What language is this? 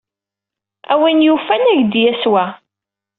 Kabyle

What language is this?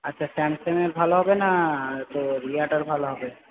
Bangla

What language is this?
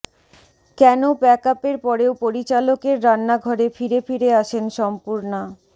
Bangla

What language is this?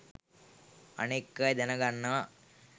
Sinhala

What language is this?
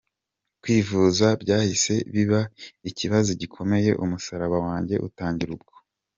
Kinyarwanda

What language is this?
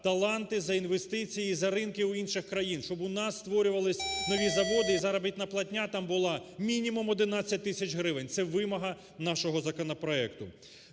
Ukrainian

